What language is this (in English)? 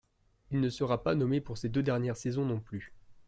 French